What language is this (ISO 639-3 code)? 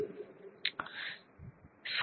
guj